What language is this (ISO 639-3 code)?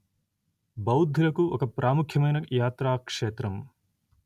tel